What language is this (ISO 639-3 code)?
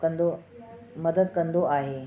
snd